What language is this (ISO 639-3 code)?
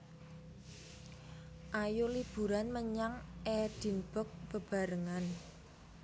jav